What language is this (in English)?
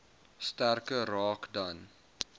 Afrikaans